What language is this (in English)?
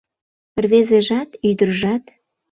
Mari